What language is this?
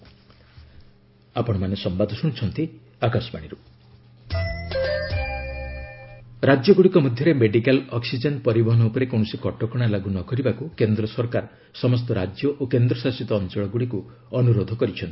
Odia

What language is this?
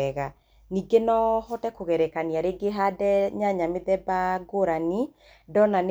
Kikuyu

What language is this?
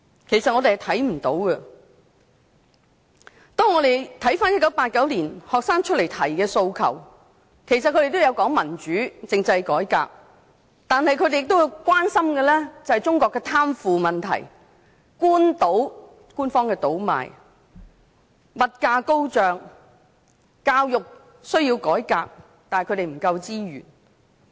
Cantonese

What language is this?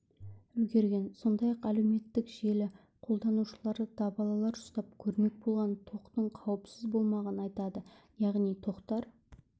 Kazakh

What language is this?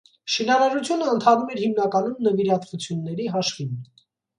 Armenian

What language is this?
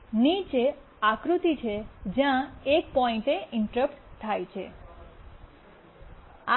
Gujarati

